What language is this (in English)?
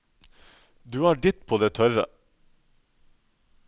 Norwegian